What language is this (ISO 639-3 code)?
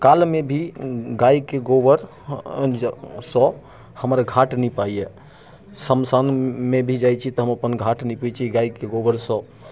mai